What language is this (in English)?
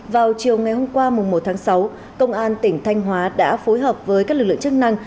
Vietnamese